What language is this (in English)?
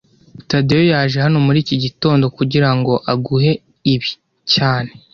Kinyarwanda